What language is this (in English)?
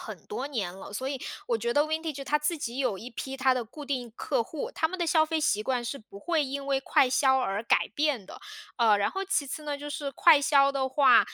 Chinese